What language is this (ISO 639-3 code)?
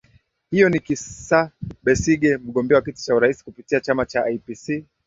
swa